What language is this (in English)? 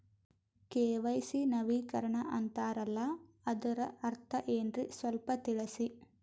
Kannada